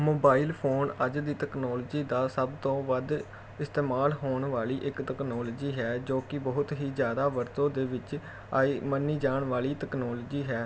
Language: Punjabi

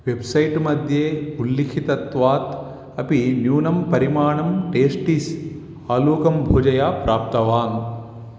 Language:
Sanskrit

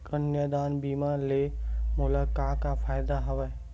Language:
Chhattisgarhi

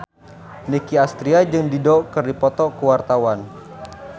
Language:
Sundanese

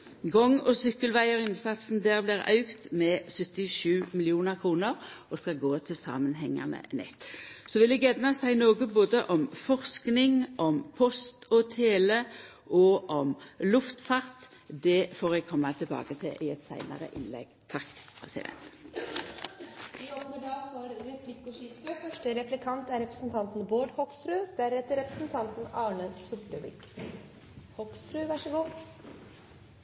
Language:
Norwegian Nynorsk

